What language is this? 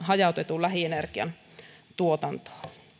Finnish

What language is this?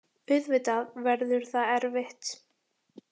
Icelandic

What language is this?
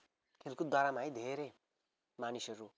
Nepali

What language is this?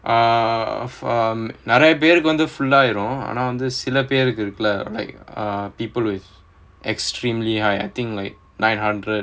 English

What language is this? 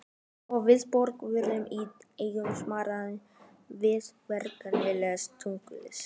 Icelandic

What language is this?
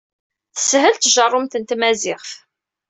Kabyle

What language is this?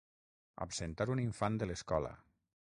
Catalan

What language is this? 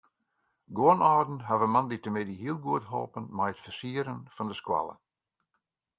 Western Frisian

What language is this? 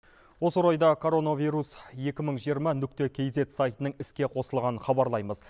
Kazakh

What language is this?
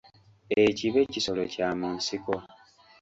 Ganda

